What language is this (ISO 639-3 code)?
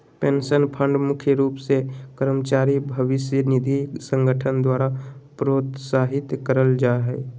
mag